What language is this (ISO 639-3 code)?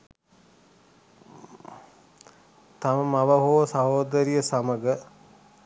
sin